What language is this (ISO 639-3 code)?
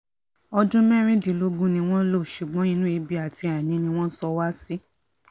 yor